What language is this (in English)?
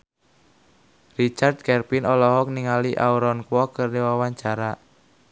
Sundanese